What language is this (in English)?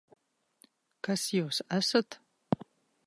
Latvian